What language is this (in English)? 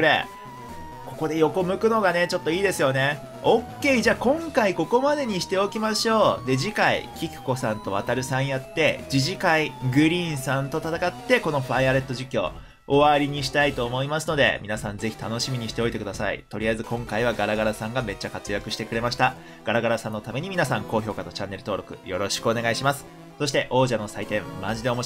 Japanese